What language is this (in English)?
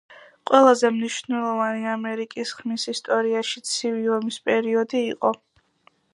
Georgian